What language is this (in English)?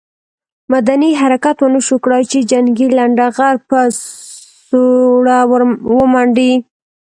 Pashto